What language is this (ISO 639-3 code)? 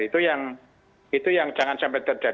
ind